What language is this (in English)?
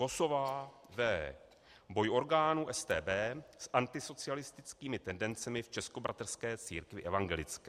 Czech